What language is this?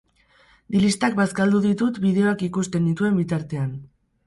Basque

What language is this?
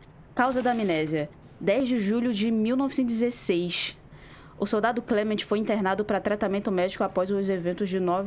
Portuguese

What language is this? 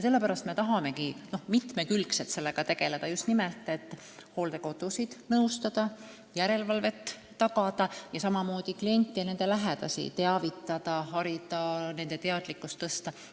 Estonian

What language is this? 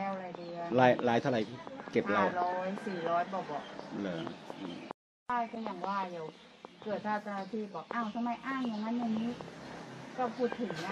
Thai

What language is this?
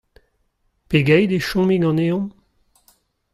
Breton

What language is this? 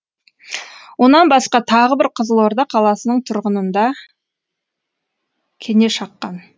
Kazakh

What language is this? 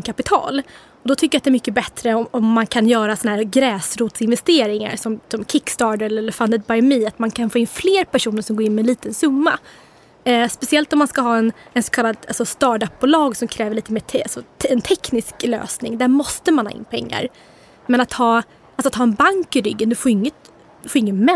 Swedish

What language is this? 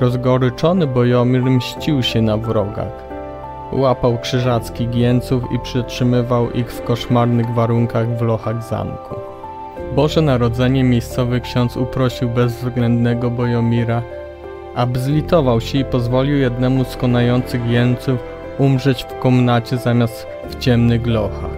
Polish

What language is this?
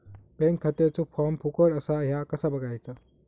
Marathi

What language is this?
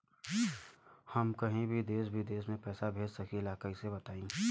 Bhojpuri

